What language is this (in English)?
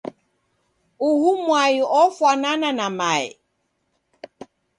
Taita